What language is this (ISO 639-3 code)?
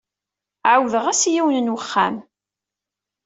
kab